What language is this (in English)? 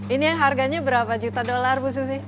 Indonesian